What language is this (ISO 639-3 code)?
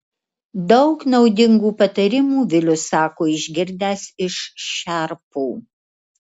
lit